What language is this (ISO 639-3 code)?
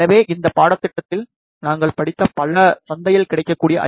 tam